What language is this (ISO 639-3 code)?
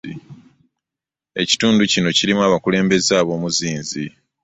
lug